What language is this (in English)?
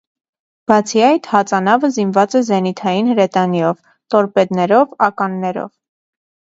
Armenian